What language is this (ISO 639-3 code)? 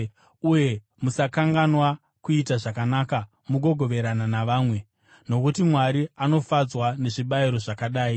sna